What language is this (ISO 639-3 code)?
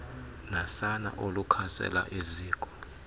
xho